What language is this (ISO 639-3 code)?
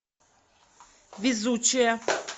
rus